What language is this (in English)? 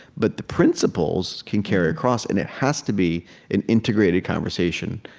English